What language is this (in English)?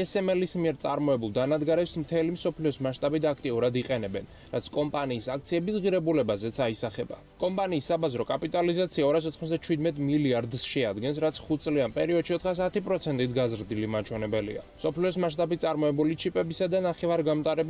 Romanian